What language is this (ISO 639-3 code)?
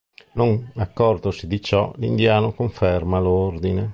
ita